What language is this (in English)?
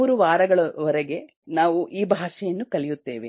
Kannada